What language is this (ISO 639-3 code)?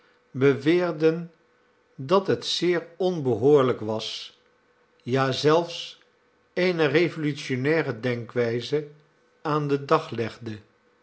nld